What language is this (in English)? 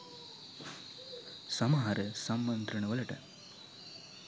Sinhala